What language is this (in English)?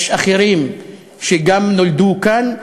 Hebrew